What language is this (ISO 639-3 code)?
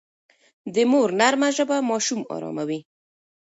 pus